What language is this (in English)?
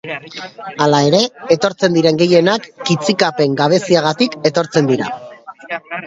Basque